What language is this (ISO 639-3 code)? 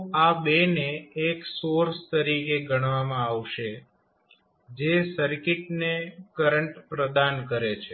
guj